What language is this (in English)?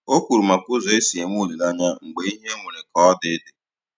Igbo